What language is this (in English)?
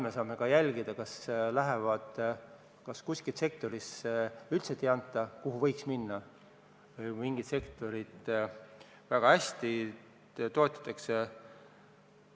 Estonian